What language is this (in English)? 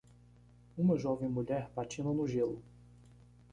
Portuguese